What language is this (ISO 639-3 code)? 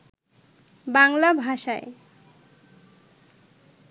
ben